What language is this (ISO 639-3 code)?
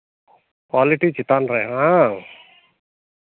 sat